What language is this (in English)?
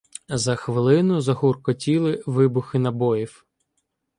Ukrainian